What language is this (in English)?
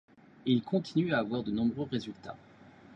French